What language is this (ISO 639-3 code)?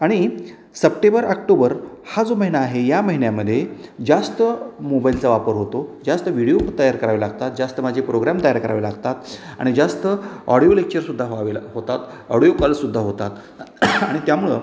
mar